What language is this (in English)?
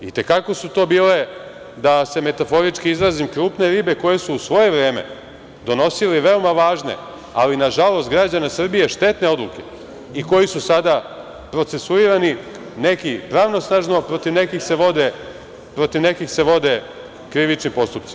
Serbian